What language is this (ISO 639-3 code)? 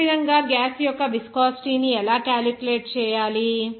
tel